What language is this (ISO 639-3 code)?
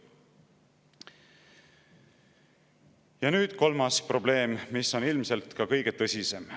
est